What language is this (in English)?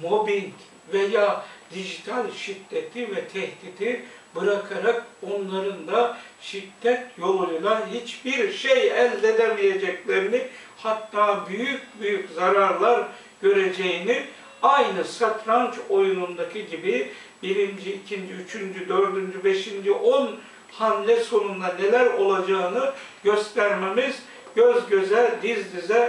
Turkish